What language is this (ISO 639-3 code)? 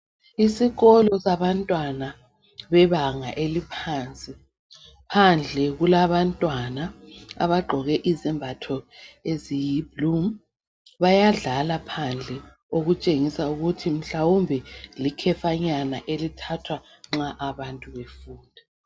nde